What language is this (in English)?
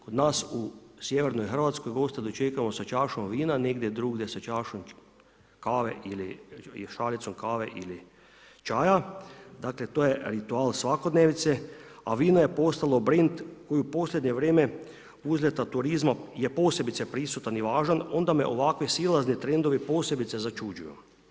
Croatian